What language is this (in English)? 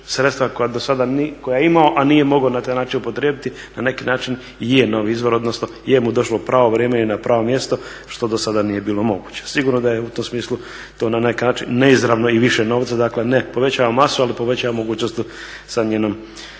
Croatian